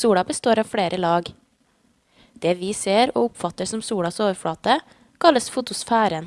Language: Norwegian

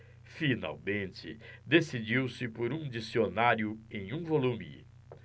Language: Portuguese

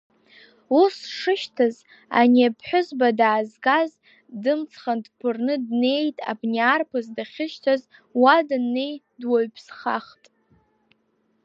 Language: Abkhazian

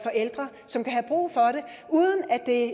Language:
Danish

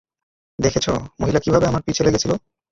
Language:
Bangla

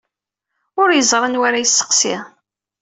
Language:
Kabyle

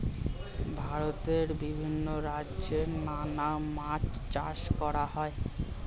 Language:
Bangla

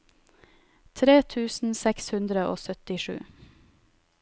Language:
Norwegian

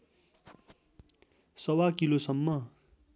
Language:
Nepali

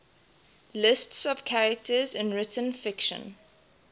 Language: English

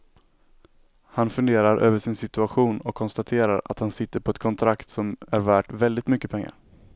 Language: Swedish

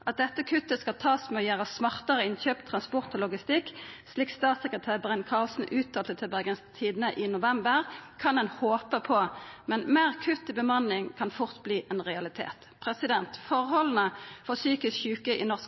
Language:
Norwegian Nynorsk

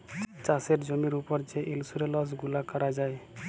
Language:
Bangla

